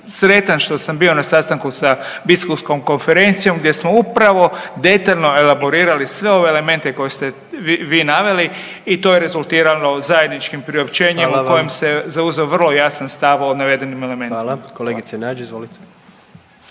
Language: Croatian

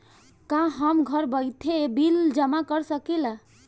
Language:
Bhojpuri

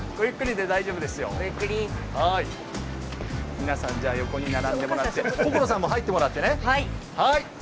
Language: Japanese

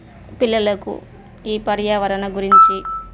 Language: Telugu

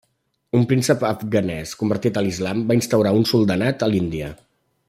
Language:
Catalan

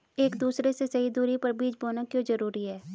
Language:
Hindi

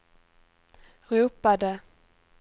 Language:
Swedish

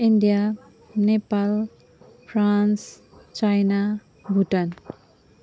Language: Nepali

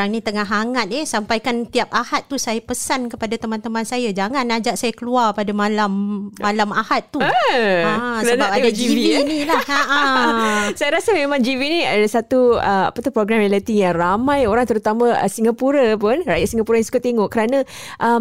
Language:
Malay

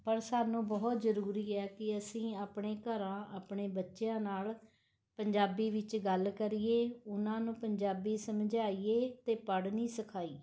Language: Punjabi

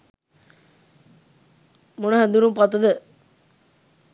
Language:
Sinhala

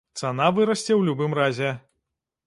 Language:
Belarusian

